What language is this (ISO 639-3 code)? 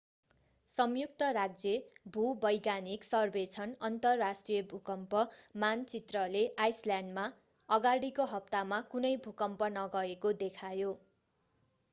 nep